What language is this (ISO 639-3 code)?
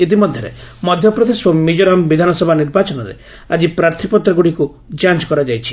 ori